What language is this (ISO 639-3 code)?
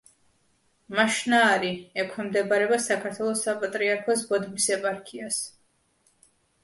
kat